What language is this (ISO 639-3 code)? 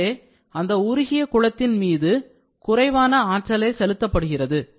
tam